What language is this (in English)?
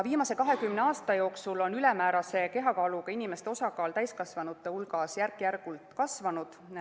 Estonian